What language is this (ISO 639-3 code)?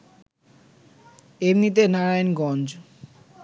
ben